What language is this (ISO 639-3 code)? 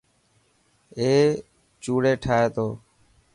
mki